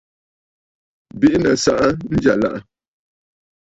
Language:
Bafut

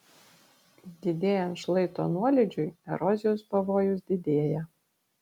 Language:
Lithuanian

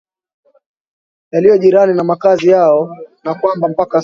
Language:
Swahili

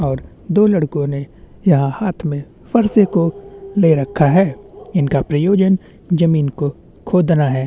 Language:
Hindi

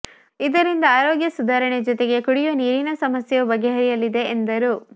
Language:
Kannada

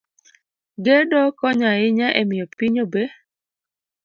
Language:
Luo (Kenya and Tanzania)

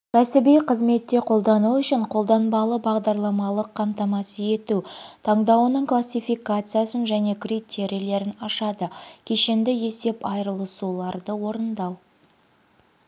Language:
Kazakh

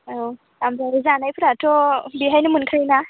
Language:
Bodo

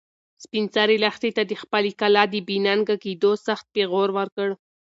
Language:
Pashto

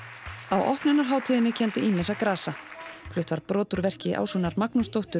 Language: Icelandic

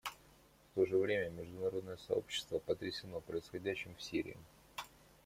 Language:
Russian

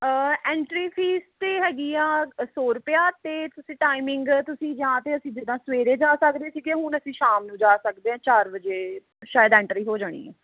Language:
Punjabi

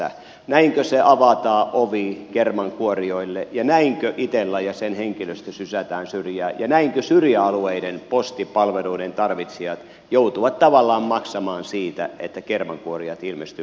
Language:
Finnish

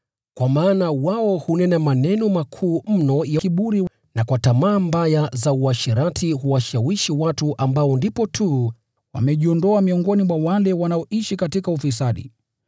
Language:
Swahili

